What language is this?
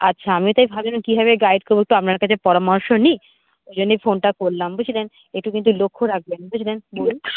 Bangla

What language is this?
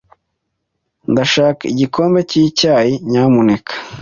Kinyarwanda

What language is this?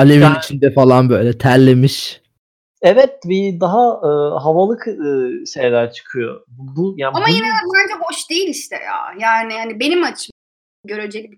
Turkish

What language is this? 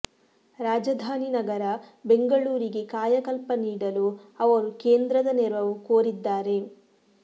Kannada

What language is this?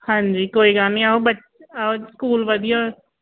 Punjabi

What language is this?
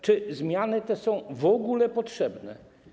Polish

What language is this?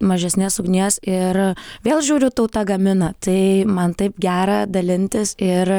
Lithuanian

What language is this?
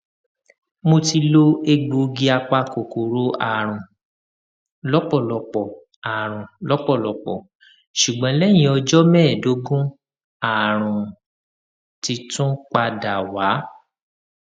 Yoruba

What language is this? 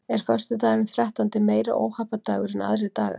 Icelandic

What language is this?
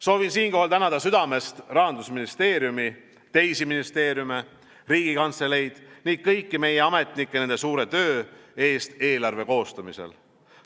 Estonian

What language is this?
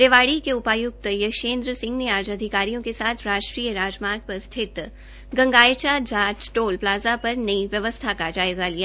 Hindi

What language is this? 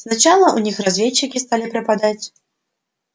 Russian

